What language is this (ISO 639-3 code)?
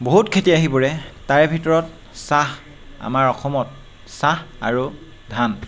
asm